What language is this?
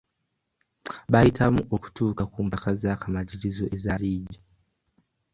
Ganda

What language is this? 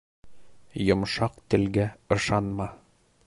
Bashkir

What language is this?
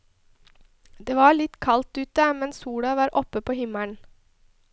Norwegian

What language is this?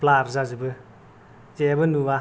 Bodo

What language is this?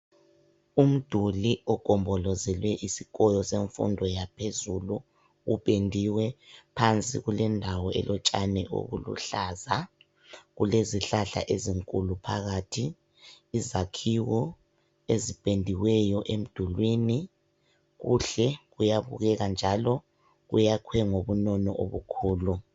North Ndebele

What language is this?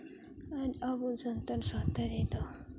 Santali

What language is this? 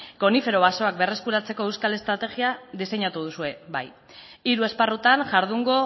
Basque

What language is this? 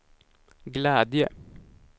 Swedish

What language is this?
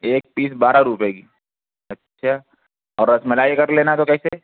Urdu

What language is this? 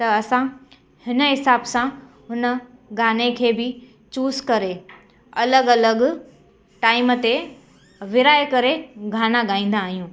Sindhi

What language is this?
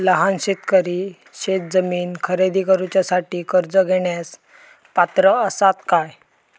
Marathi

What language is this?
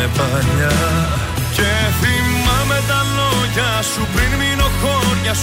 Greek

